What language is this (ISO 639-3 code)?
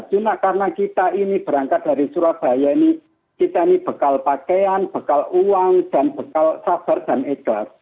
ind